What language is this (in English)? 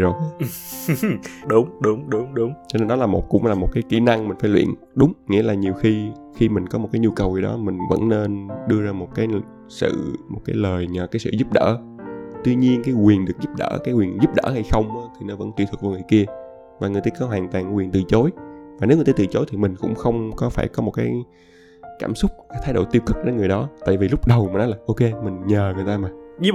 Vietnamese